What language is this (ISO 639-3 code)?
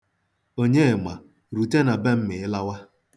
ibo